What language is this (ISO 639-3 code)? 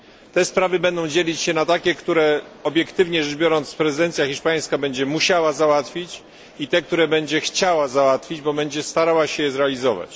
pol